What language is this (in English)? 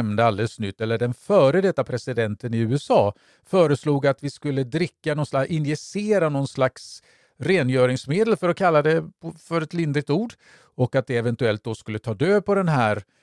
Swedish